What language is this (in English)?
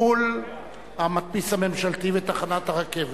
Hebrew